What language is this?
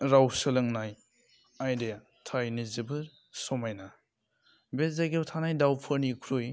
Bodo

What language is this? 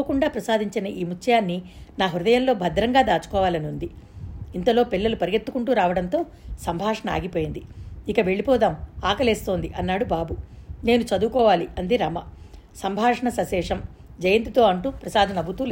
Telugu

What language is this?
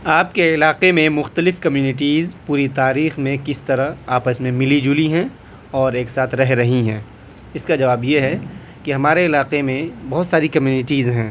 Urdu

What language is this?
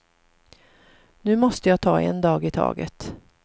Swedish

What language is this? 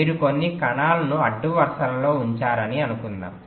Telugu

